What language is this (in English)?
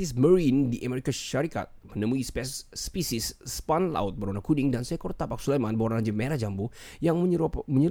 Malay